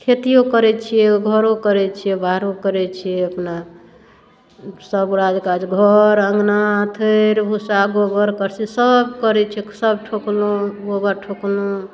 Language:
Maithili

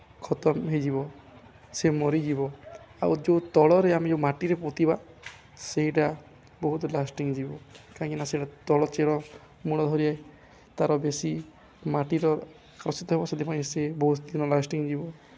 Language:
Odia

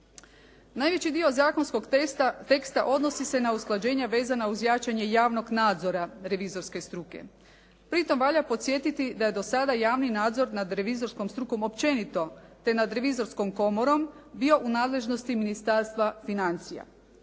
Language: Croatian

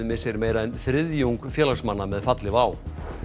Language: Icelandic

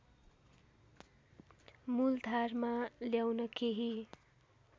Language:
Nepali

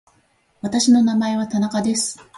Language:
Japanese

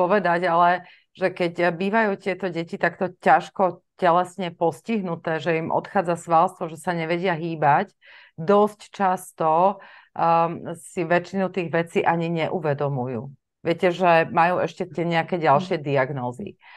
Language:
Slovak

